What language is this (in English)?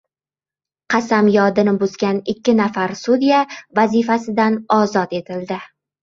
Uzbek